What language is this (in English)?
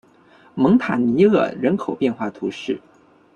Chinese